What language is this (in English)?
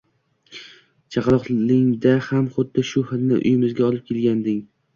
Uzbek